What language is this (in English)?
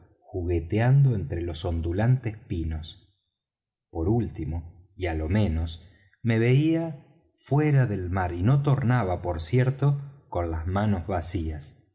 Spanish